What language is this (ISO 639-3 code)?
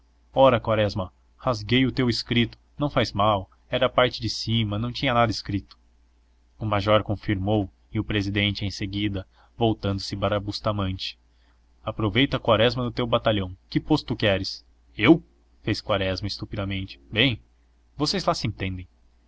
por